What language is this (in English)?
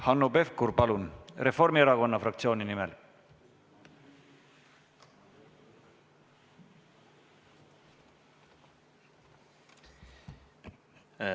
Estonian